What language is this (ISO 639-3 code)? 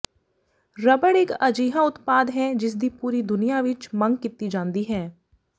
pan